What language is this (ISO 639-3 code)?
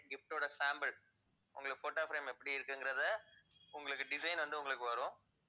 tam